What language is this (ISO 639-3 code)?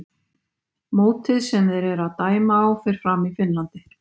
isl